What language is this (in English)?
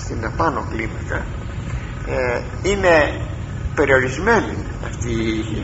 Greek